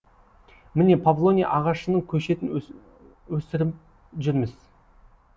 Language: Kazakh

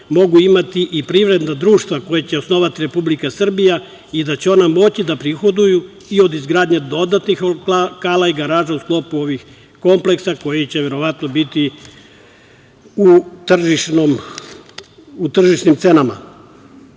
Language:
Serbian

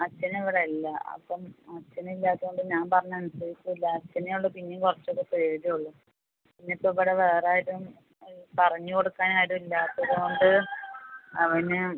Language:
Malayalam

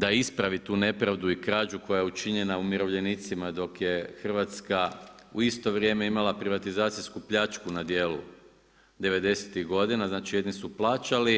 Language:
Croatian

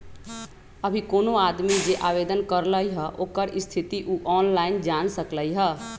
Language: Magahi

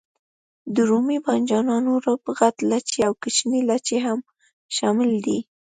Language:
Pashto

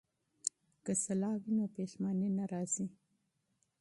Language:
Pashto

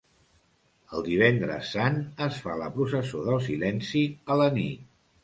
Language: Catalan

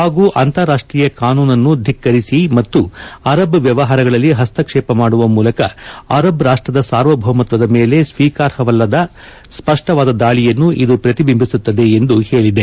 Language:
Kannada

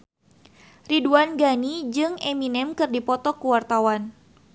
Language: Sundanese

